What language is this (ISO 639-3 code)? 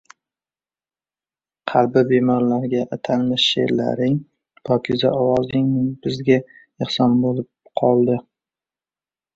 uzb